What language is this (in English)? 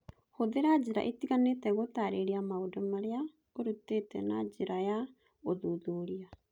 Kikuyu